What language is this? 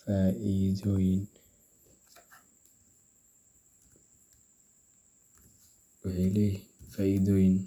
Somali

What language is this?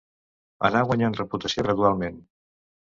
Catalan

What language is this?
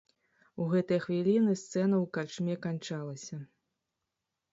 Belarusian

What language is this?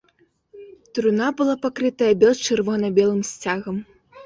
Belarusian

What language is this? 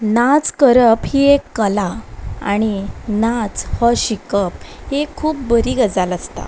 Konkani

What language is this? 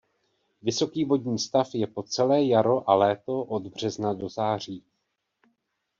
Czech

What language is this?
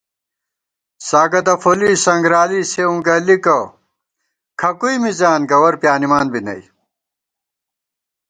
Gawar-Bati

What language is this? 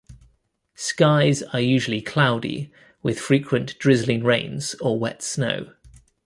English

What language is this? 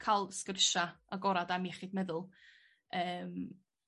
Welsh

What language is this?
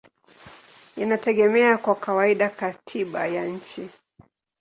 Swahili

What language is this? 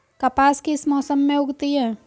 Hindi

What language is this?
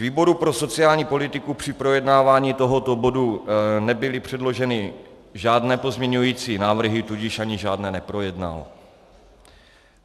Czech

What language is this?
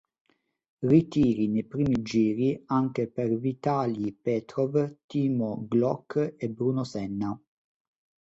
Italian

